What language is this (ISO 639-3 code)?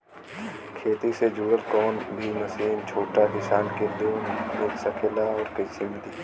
bho